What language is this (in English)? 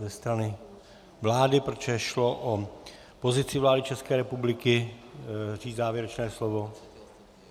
Czech